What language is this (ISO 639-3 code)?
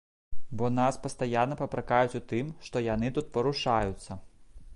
bel